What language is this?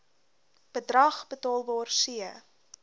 Afrikaans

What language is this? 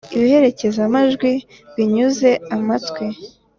Kinyarwanda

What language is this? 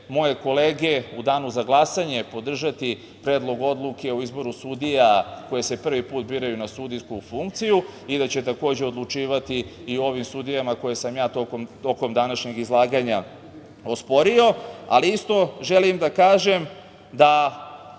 Serbian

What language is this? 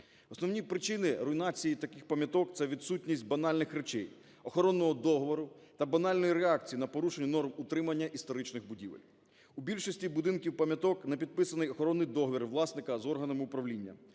Ukrainian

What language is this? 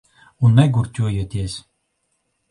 Latvian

